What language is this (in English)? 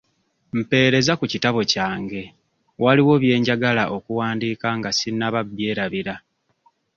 Ganda